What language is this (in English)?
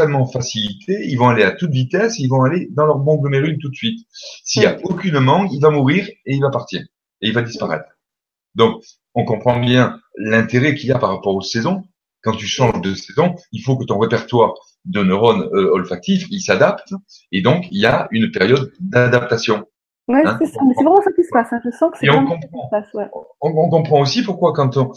French